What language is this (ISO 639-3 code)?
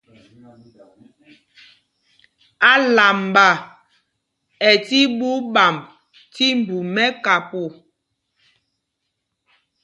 mgg